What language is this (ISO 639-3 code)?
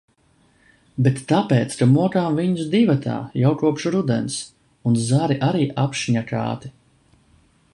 lav